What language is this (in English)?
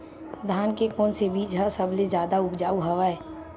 Chhattisgarhi